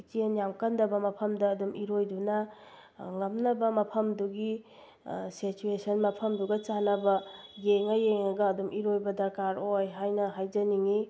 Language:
Manipuri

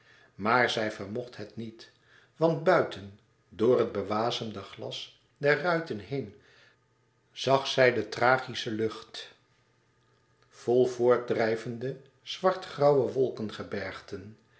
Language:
Dutch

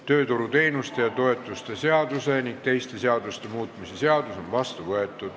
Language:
Estonian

